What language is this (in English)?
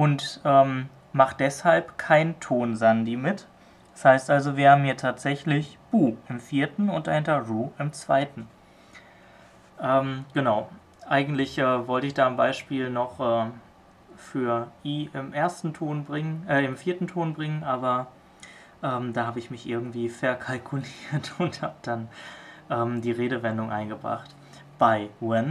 German